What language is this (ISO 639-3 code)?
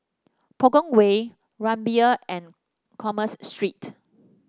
eng